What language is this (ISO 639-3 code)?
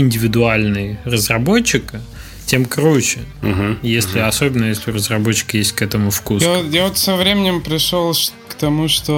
rus